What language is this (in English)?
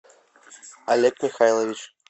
Russian